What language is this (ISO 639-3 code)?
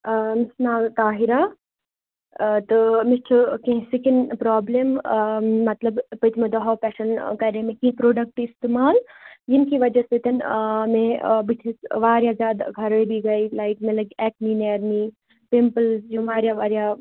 kas